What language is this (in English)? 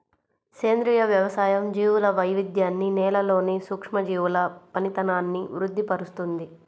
Telugu